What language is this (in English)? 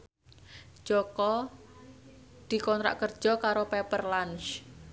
Javanese